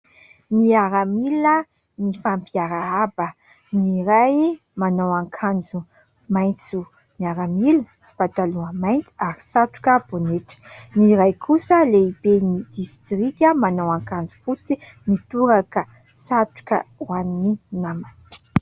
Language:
Malagasy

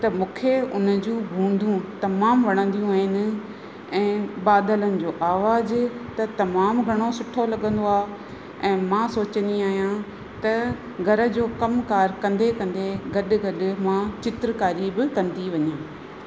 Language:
Sindhi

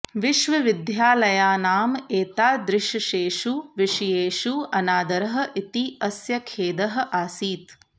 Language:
Sanskrit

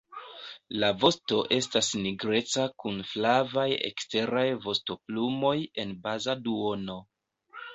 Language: Esperanto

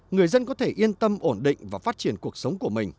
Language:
Vietnamese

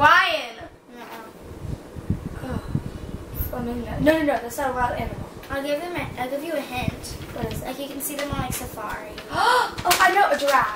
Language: English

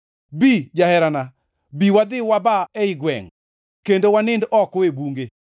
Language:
Luo (Kenya and Tanzania)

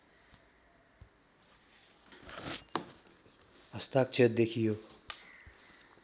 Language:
Nepali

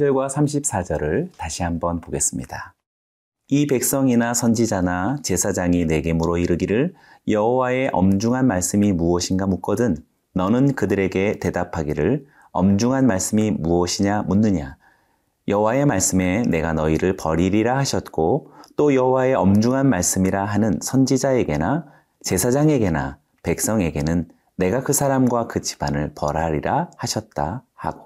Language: Korean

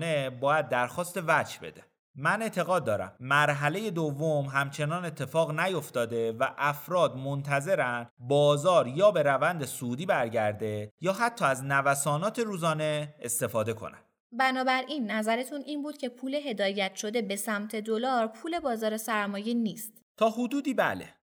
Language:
Persian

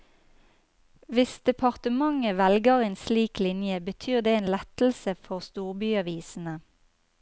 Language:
Norwegian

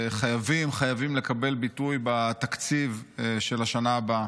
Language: Hebrew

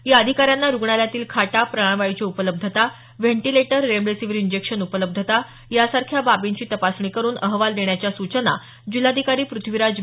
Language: Marathi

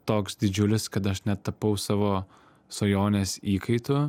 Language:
Lithuanian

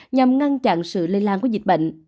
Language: Vietnamese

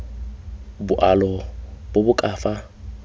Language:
Tswana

